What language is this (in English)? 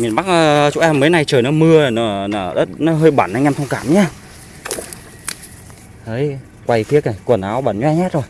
Vietnamese